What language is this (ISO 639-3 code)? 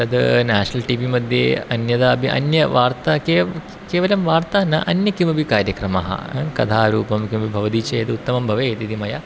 san